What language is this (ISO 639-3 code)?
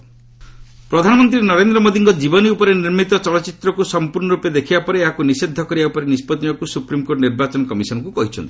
ori